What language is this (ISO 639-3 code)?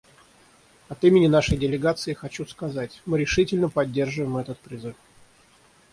rus